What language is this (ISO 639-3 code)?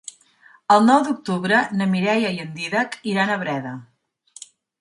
cat